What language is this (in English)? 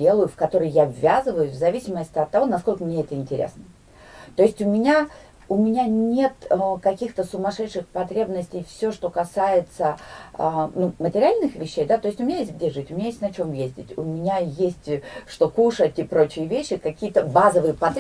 Russian